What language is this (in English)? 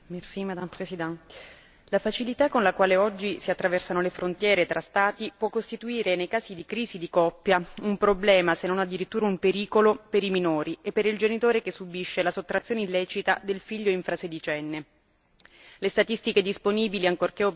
Italian